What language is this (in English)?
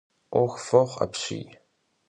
Kabardian